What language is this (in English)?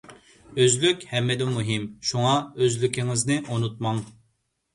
Uyghur